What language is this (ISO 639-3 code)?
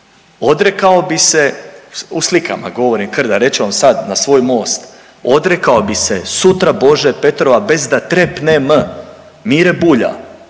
hrv